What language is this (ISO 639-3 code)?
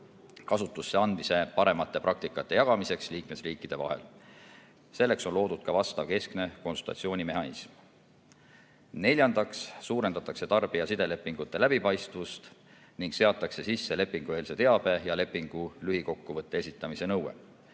est